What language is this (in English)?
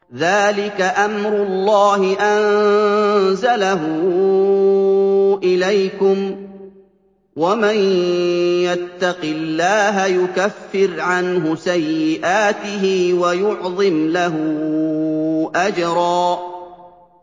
Arabic